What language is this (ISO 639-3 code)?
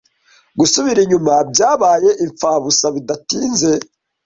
kin